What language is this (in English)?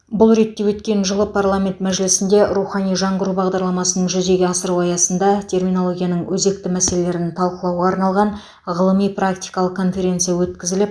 Kazakh